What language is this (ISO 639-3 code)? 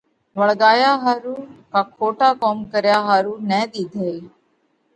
kvx